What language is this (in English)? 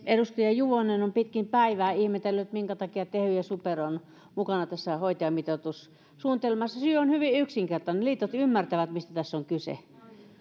Finnish